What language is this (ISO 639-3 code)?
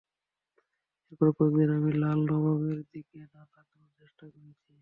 ben